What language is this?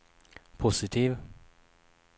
Swedish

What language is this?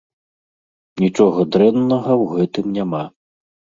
Belarusian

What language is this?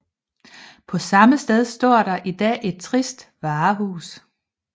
Danish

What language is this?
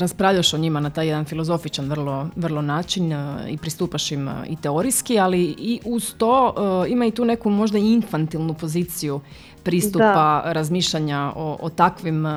Croatian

